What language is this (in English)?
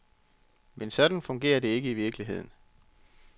Danish